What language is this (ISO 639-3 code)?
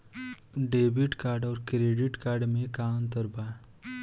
bho